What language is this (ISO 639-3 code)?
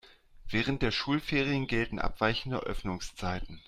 deu